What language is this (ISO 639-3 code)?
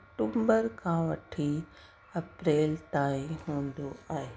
snd